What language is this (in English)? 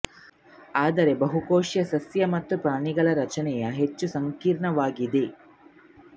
Kannada